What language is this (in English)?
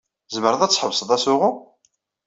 Kabyle